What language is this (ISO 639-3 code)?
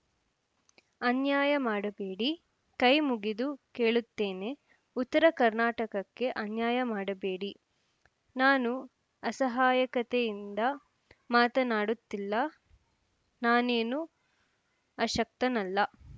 kan